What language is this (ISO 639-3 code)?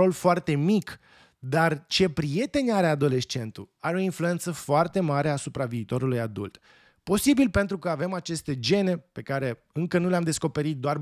ron